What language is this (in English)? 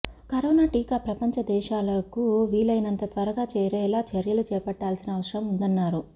Telugu